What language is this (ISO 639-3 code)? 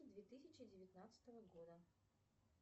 rus